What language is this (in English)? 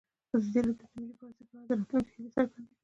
Pashto